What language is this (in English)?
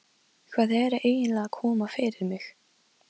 Icelandic